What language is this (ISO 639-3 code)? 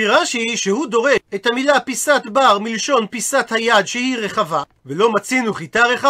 heb